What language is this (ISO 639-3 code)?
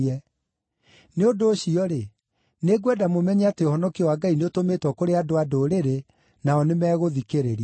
kik